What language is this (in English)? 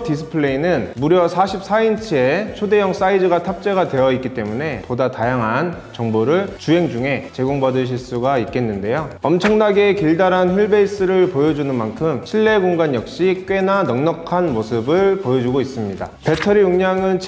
Korean